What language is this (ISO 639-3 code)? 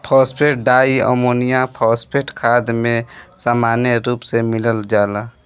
bho